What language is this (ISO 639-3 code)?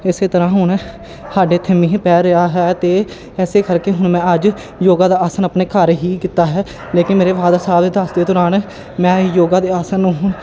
pan